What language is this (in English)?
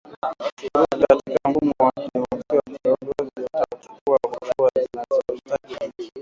Swahili